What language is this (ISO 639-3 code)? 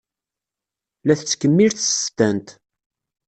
kab